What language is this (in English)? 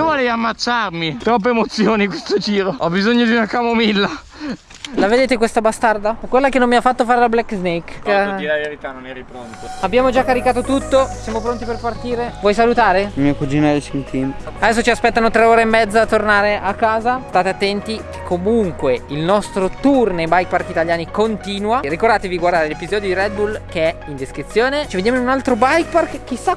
Italian